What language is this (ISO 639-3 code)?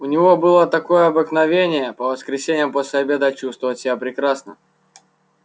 rus